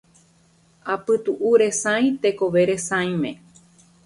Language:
Guarani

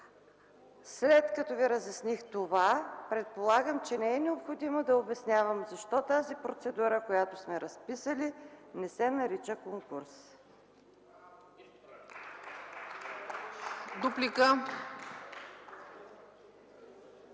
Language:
Bulgarian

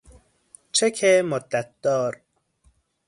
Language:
Persian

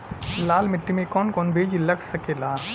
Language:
Bhojpuri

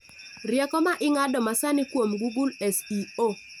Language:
Luo (Kenya and Tanzania)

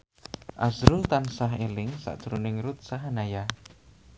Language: Javanese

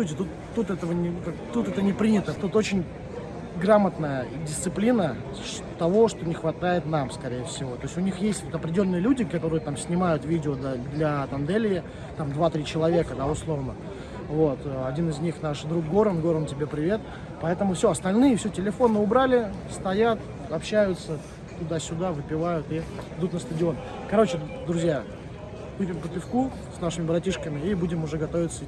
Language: Russian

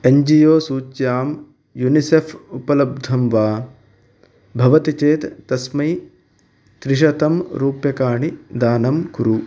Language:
Sanskrit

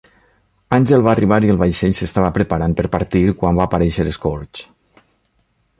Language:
Catalan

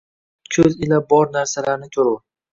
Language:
Uzbek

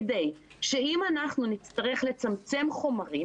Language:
Hebrew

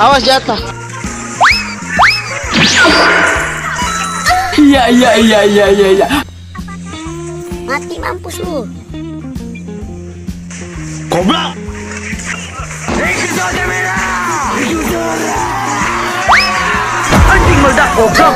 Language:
Indonesian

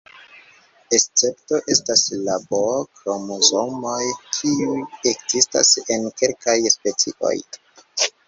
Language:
Esperanto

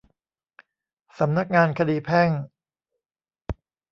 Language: Thai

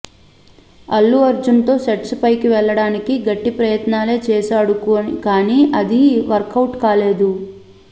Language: Telugu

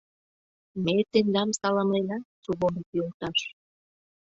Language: Mari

